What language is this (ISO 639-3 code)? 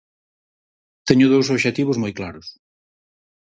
glg